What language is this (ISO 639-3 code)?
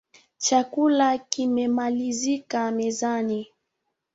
swa